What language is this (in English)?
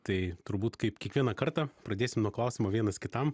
Lithuanian